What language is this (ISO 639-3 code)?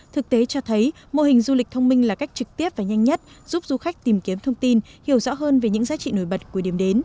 vie